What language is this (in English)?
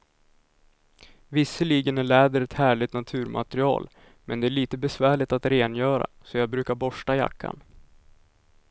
Swedish